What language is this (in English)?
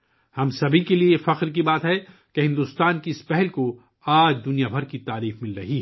Urdu